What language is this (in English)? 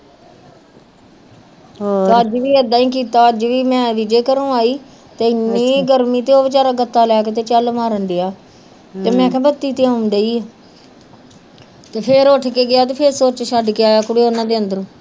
Punjabi